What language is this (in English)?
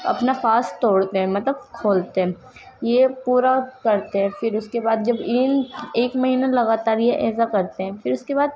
Urdu